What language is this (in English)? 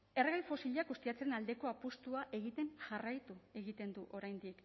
Basque